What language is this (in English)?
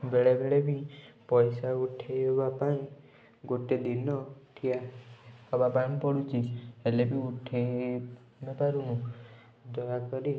Odia